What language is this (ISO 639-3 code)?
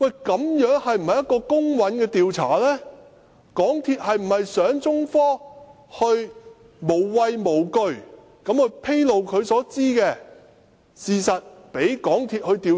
yue